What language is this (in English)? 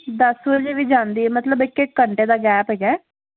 Punjabi